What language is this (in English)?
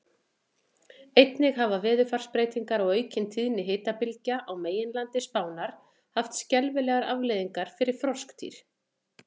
Icelandic